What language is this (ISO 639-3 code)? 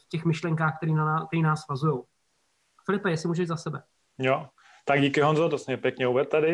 ces